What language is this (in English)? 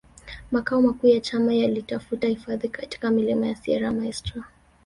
Swahili